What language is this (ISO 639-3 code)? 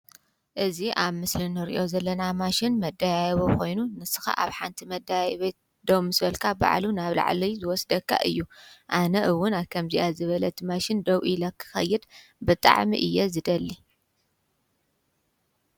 tir